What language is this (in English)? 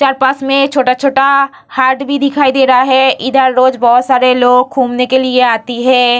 Hindi